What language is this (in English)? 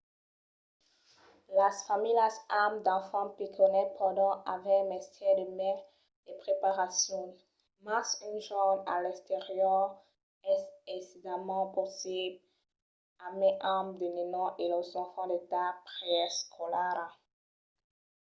Occitan